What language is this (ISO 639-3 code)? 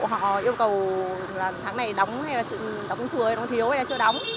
vie